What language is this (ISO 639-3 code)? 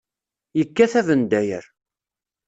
kab